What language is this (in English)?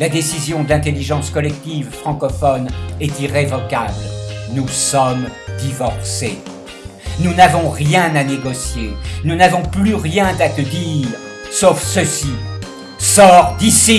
French